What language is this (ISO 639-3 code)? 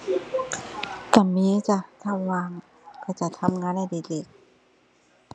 tha